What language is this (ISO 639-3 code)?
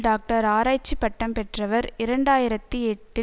tam